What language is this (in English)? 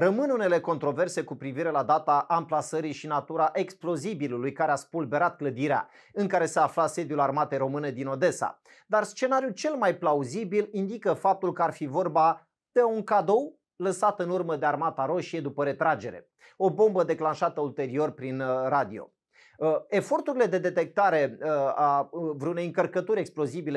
Romanian